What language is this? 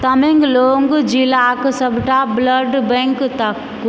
Maithili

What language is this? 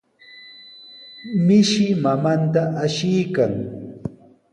Sihuas Ancash Quechua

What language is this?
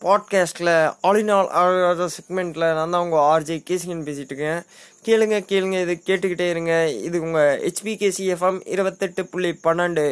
Tamil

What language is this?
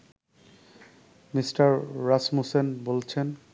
Bangla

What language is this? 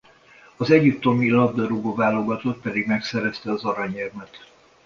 Hungarian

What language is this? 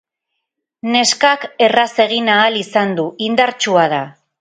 Basque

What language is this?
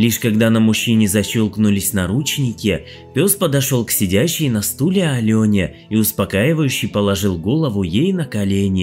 Russian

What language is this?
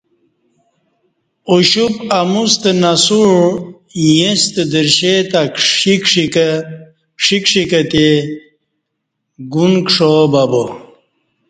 Kati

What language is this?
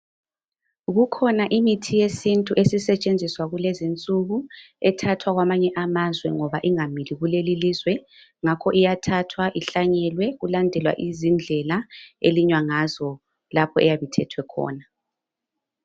North Ndebele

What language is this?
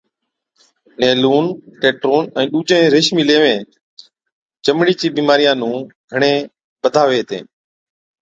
Od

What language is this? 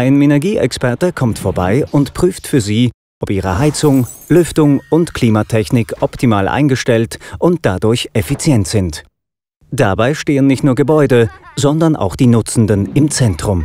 German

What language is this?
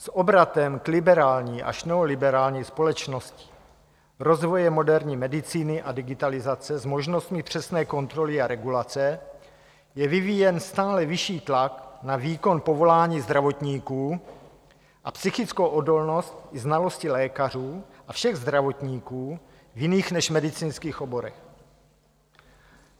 Czech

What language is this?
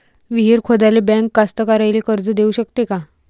Marathi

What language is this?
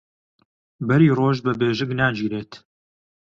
Central Kurdish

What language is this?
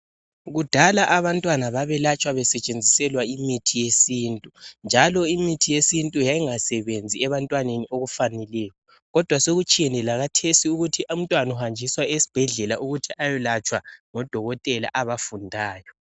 North Ndebele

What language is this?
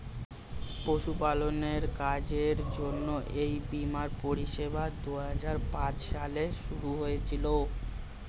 Bangla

